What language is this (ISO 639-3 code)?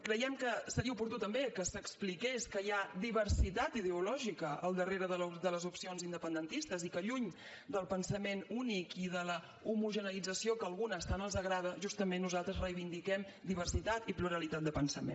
cat